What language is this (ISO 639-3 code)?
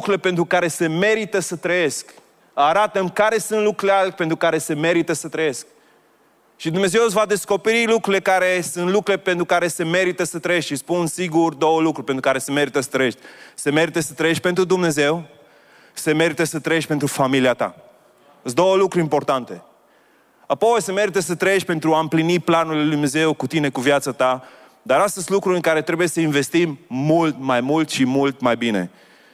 ron